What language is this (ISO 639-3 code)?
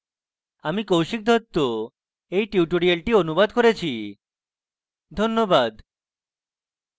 ben